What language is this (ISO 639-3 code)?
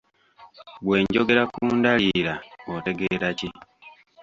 lug